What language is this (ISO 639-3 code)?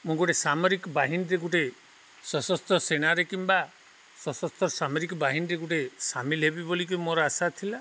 ori